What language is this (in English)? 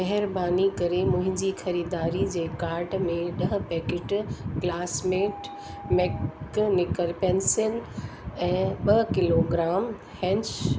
Sindhi